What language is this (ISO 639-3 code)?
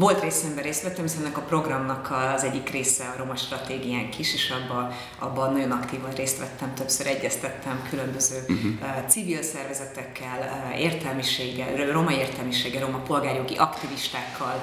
hun